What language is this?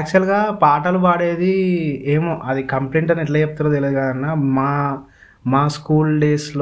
Telugu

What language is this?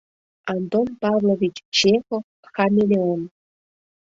Mari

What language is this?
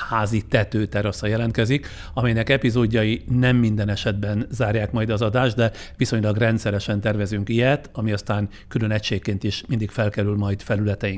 Hungarian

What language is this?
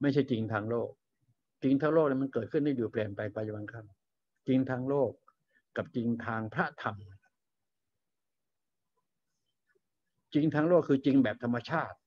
Thai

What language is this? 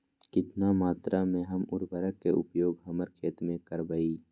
Magahi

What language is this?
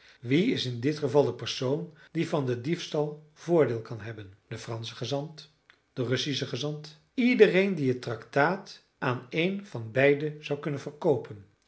Dutch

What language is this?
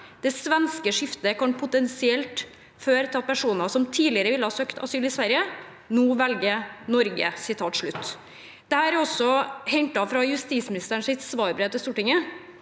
Norwegian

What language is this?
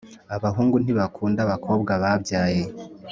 Kinyarwanda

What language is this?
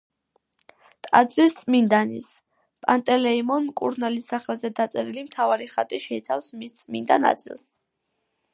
Georgian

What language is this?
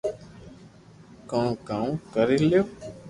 Loarki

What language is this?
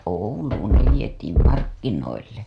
Finnish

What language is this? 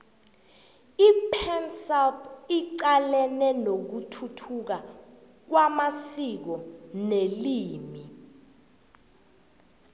South Ndebele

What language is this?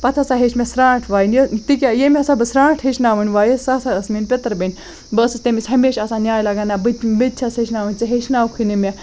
Kashmiri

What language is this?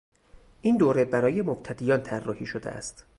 Persian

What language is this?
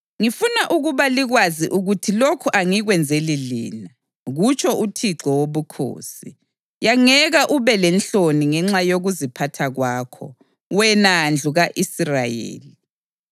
North Ndebele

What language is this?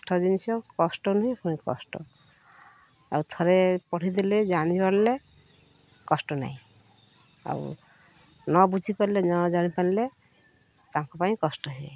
Odia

